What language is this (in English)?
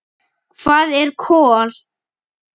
Icelandic